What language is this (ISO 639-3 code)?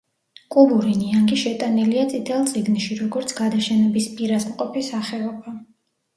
kat